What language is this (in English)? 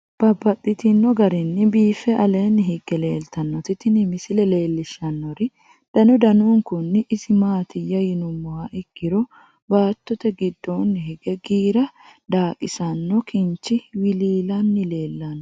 Sidamo